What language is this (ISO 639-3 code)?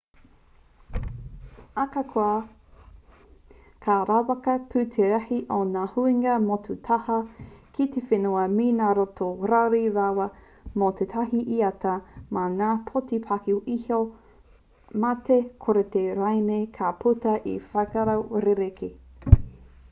mri